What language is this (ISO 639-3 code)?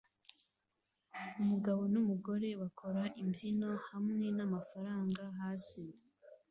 kin